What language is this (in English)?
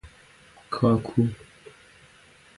Persian